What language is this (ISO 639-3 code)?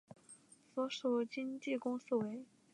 zho